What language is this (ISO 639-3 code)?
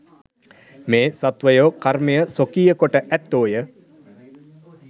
sin